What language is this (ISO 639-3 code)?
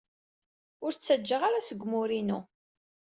kab